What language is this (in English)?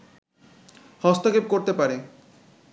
Bangla